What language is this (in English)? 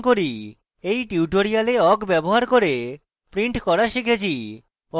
Bangla